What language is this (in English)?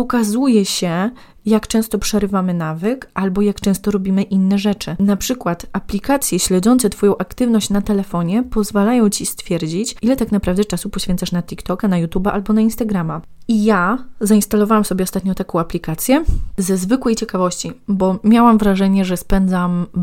Polish